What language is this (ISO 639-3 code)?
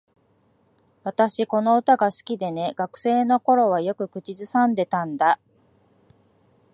jpn